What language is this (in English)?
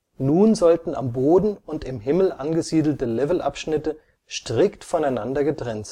German